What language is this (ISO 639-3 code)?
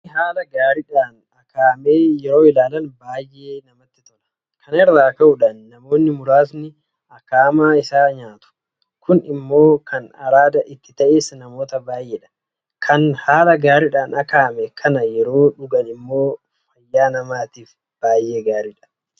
orm